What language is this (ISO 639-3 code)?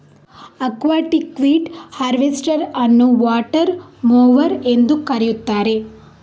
kan